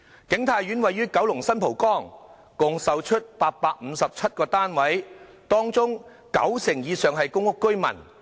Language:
Cantonese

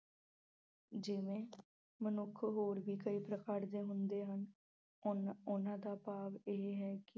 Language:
Punjabi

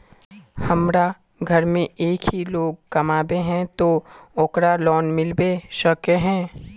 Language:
Magahi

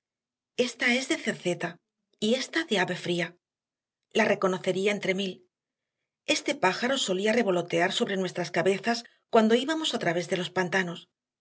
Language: Spanish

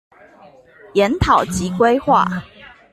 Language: Chinese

